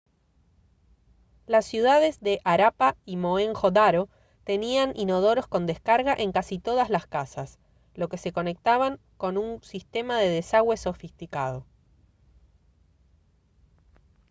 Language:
Spanish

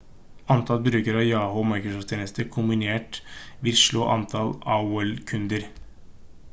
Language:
Norwegian Bokmål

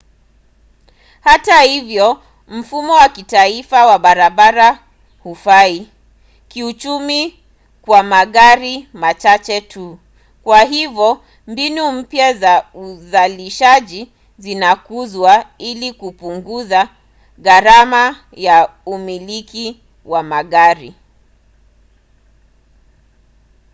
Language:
Swahili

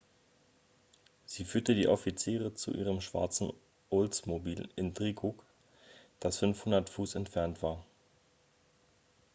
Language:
German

